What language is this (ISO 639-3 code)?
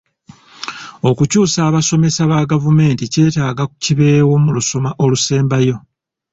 lug